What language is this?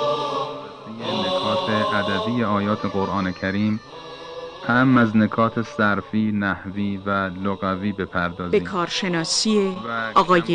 Persian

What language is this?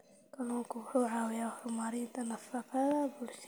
Somali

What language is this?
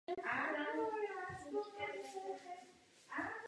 Czech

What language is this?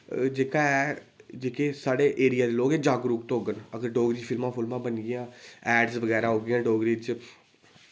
Dogri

